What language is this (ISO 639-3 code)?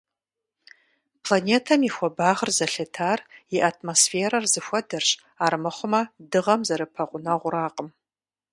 kbd